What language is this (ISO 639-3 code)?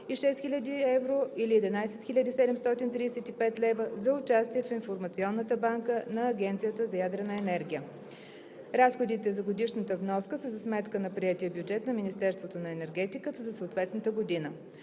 bul